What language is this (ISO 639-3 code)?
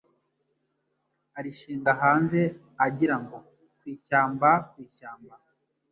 kin